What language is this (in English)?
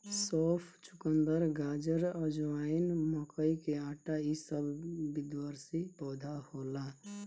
Bhojpuri